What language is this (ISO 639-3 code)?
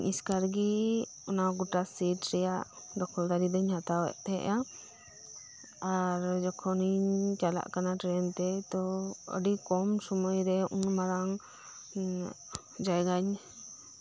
sat